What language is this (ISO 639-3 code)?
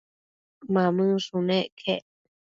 mcf